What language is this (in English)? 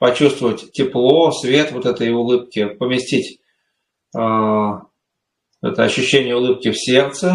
Russian